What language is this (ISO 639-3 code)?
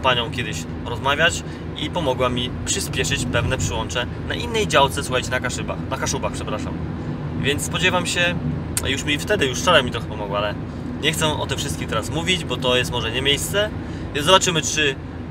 pol